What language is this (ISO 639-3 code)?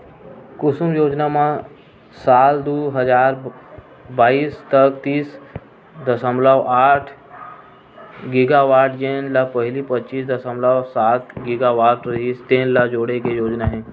hne